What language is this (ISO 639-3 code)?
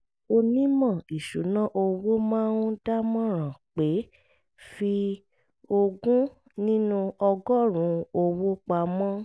yor